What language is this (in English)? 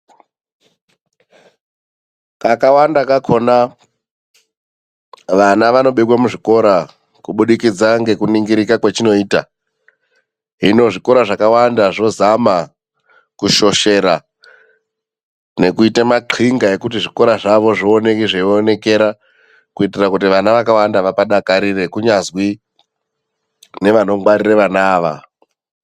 Ndau